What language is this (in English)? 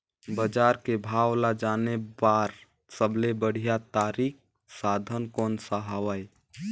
Chhattisgarhi